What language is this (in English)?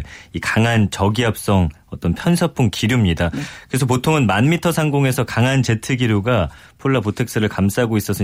Korean